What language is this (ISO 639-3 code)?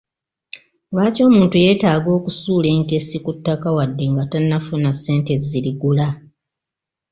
lug